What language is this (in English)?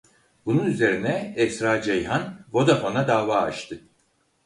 Turkish